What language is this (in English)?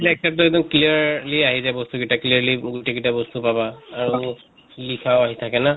Assamese